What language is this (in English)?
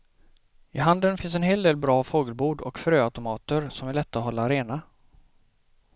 Swedish